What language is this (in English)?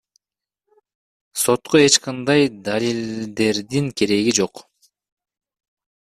Kyrgyz